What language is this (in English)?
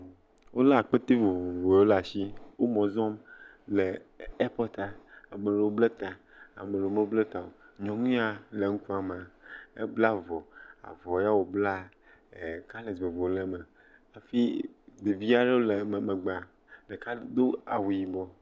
Ewe